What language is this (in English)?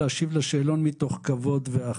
Hebrew